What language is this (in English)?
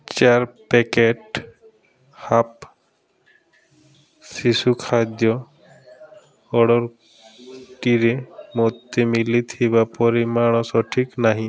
Odia